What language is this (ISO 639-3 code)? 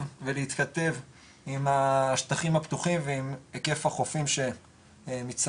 heb